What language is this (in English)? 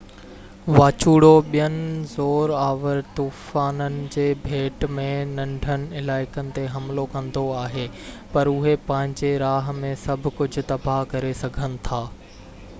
Sindhi